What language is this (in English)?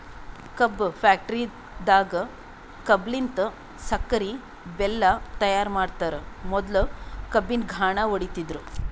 Kannada